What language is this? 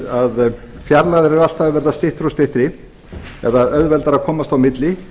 Icelandic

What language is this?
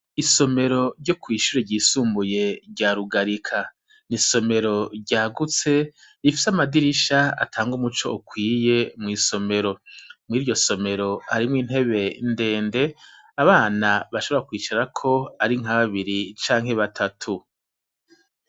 Rundi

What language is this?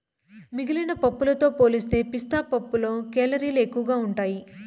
Telugu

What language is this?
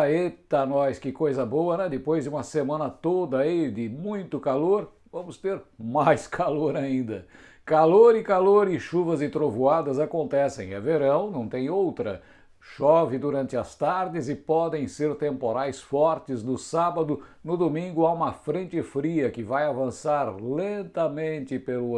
Portuguese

